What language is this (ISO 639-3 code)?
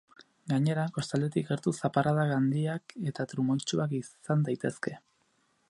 eus